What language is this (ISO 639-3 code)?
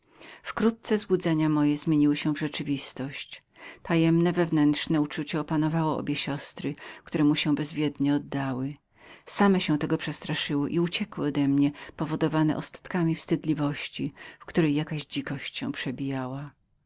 pol